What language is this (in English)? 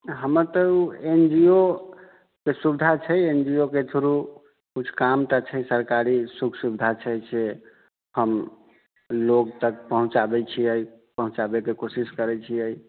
Maithili